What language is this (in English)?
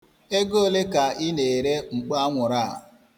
Igbo